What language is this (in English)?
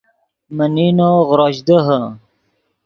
Yidgha